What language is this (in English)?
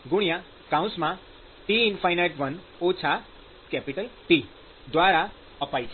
Gujarati